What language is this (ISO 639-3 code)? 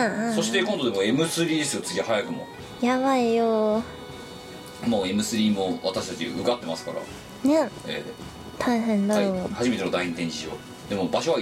jpn